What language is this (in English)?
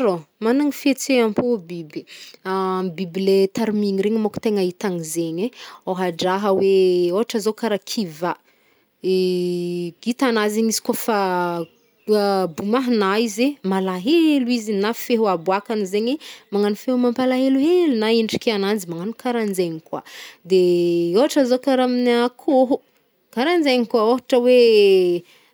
Northern Betsimisaraka Malagasy